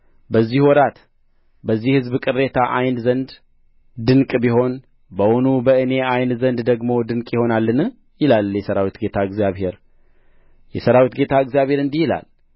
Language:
Amharic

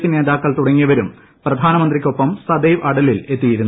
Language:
Malayalam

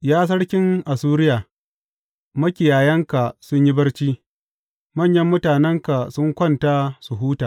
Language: Hausa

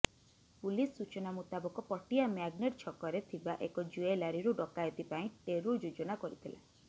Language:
Odia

